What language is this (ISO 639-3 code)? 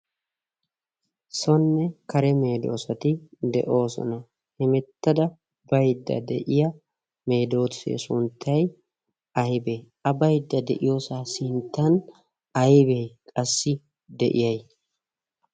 wal